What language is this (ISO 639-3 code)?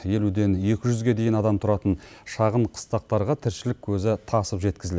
kaz